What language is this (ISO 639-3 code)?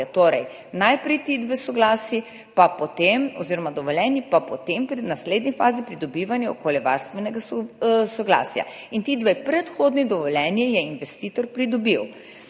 slv